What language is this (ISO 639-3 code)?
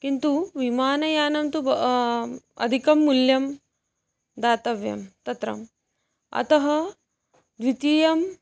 san